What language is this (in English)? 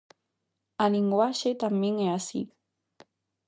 Galician